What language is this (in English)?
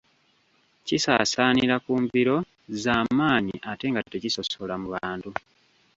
Ganda